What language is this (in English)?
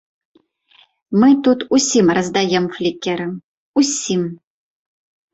Belarusian